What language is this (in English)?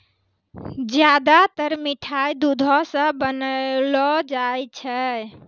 Maithili